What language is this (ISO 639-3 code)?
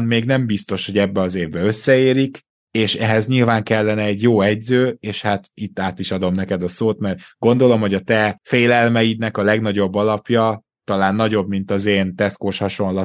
hun